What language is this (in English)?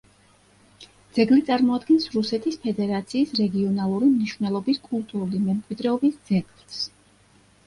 Georgian